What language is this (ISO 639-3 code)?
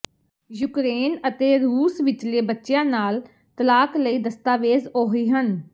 pan